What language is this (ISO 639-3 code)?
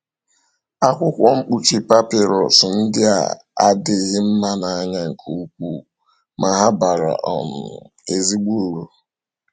ibo